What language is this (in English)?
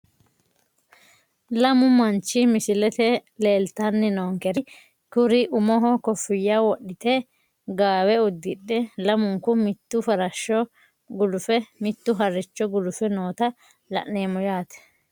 Sidamo